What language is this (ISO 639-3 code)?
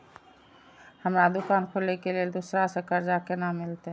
mai